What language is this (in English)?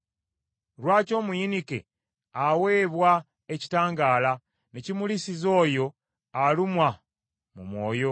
Ganda